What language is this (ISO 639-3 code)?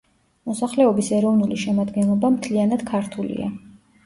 kat